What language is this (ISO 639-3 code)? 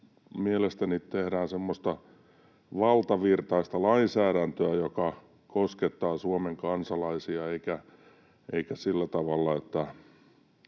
fin